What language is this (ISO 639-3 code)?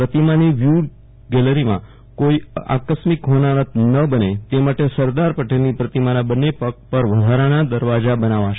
guj